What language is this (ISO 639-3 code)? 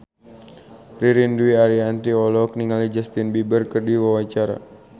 sun